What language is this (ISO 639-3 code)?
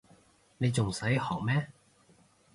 yue